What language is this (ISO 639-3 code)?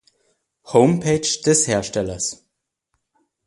deu